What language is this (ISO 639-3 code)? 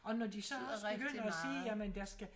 dan